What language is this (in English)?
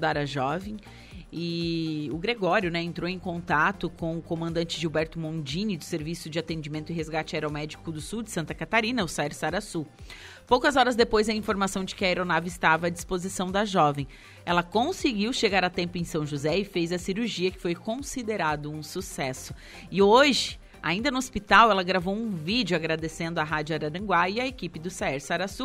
Portuguese